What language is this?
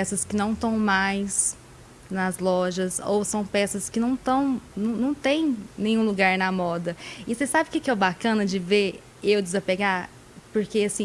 Portuguese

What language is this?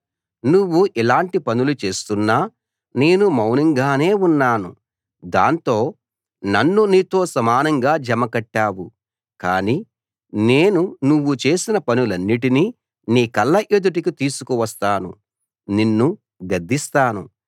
Telugu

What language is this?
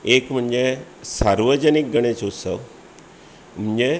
Konkani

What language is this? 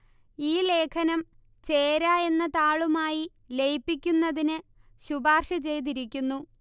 Malayalam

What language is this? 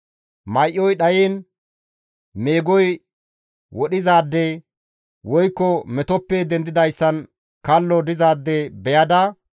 Gamo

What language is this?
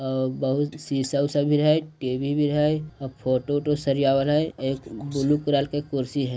Magahi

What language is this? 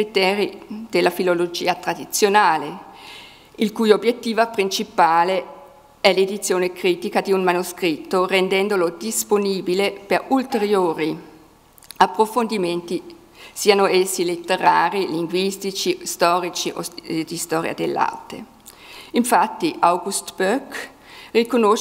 Italian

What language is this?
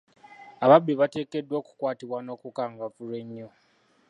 Ganda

